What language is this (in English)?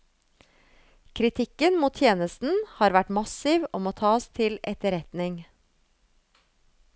Norwegian